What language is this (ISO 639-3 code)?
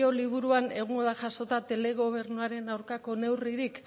eus